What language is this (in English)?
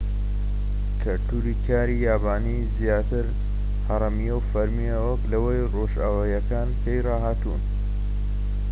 Central Kurdish